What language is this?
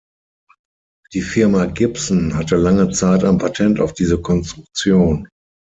German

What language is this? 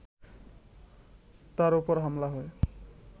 Bangla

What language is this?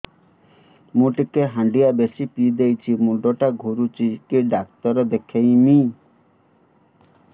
Odia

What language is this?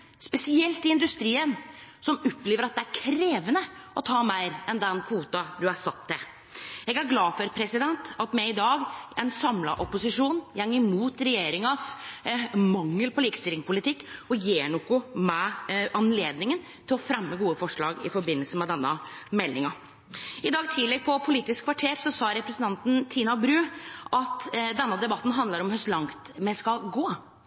Norwegian Nynorsk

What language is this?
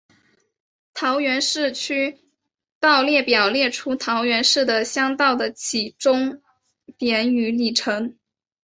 Chinese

